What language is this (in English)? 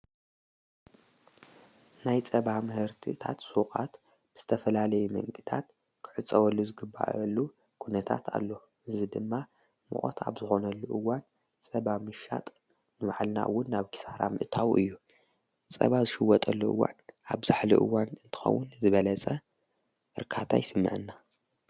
Tigrinya